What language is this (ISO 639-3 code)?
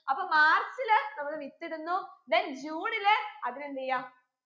mal